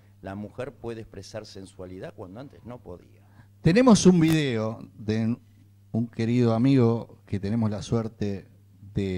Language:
Spanish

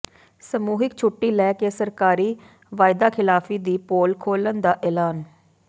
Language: Punjabi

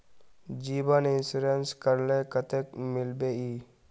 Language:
Magahi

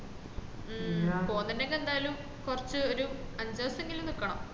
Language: Malayalam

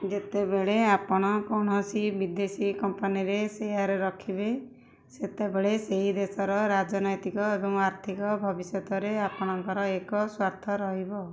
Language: Odia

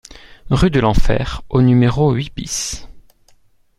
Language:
French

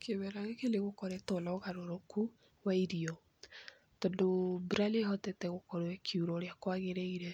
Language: Kikuyu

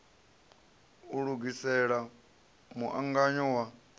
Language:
Venda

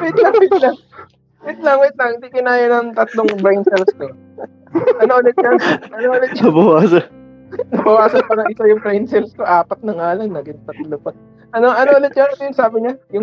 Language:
Filipino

